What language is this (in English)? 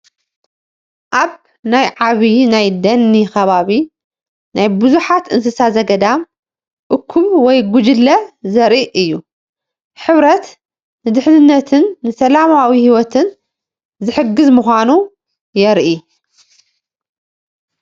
Tigrinya